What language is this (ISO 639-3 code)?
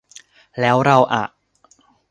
tha